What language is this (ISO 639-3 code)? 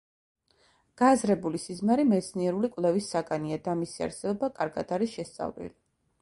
kat